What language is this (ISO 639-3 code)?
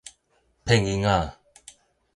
nan